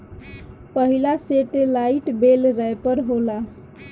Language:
Bhojpuri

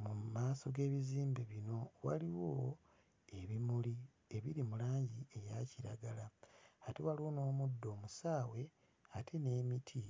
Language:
Ganda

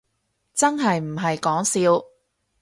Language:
Cantonese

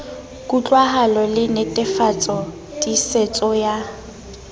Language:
Southern Sotho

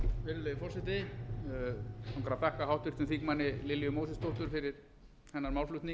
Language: Icelandic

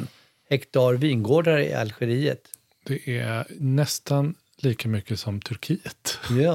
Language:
Swedish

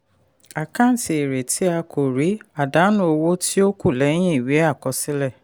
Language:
Yoruba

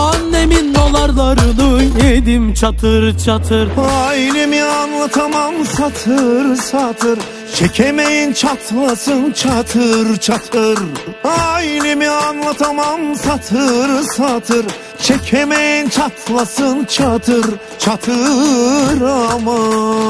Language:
Turkish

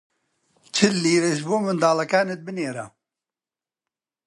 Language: Central Kurdish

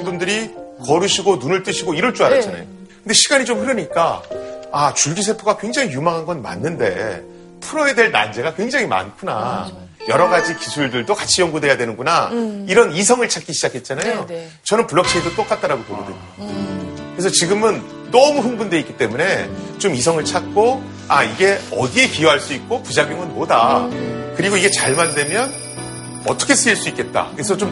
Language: Korean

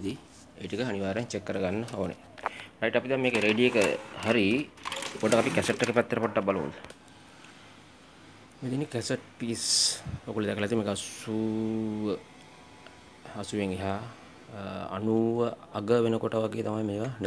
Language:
Indonesian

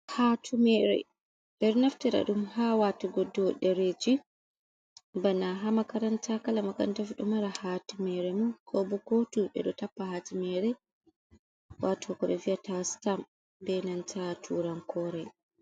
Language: Fula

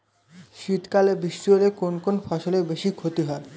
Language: Bangla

